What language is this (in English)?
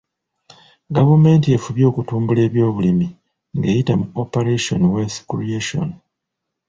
Ganda